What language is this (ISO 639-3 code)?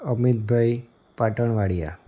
guj